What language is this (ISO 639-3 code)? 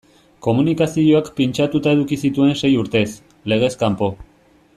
eus